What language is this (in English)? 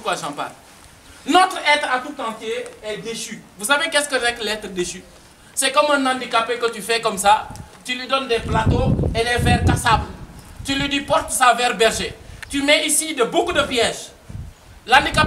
French